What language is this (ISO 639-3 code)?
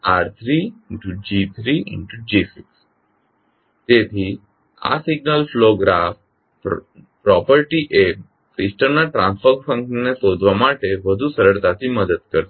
guj